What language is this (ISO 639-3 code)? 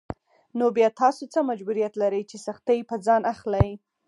pus